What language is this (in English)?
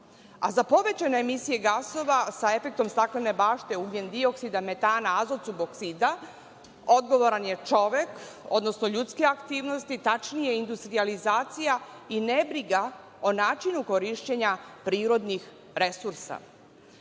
Serbian